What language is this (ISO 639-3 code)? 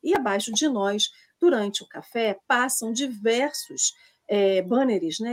por